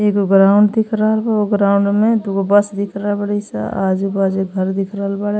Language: Bhojpuri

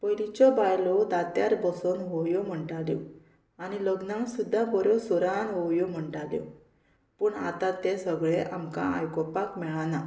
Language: Konkani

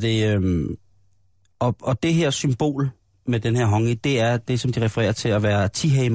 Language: Danish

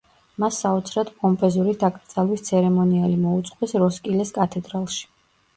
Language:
Georgian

